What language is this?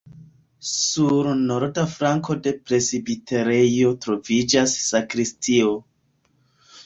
Esperanto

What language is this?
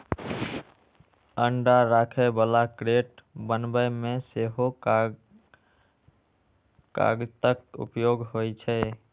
Maithili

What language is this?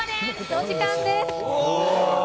Japanese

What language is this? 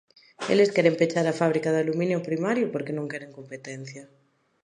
Galician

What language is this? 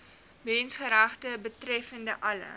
Afrikaans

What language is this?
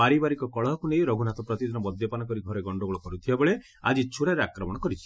Odia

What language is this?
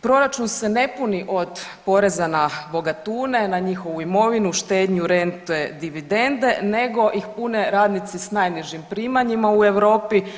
Croatian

